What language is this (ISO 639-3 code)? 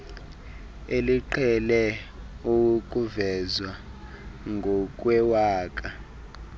xho